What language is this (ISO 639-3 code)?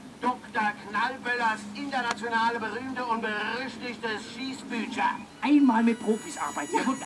deu